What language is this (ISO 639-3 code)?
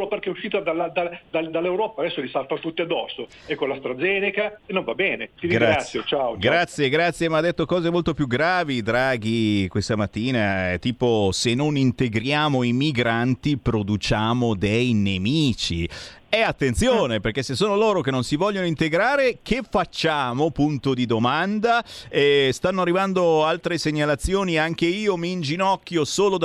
ita